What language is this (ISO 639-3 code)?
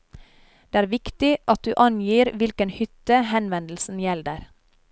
nor